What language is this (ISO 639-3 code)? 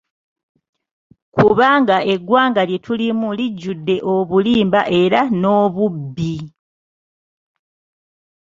lug